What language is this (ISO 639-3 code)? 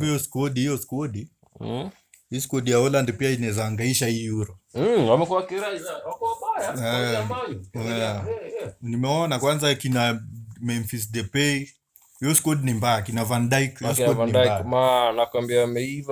swa